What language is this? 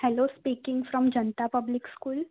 Gujarati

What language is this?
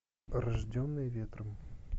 Russian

